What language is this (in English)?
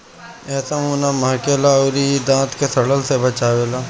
Bhojpuri